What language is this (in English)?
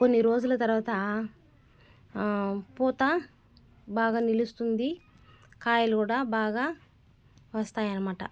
Telugu